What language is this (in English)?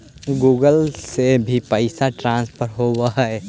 Magahi